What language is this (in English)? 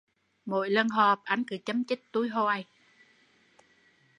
Vietnamese